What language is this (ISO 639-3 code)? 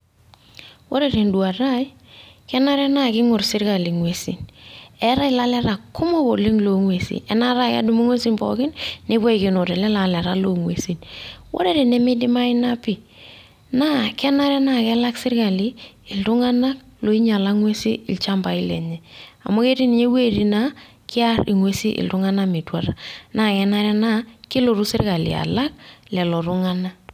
mas